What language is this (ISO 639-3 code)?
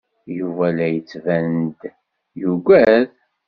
kab